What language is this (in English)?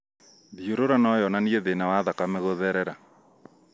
Kikuyu